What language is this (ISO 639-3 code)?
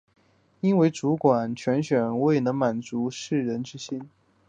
zho